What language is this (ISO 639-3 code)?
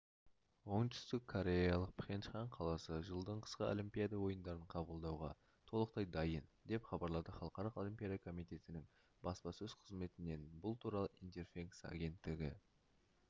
kaz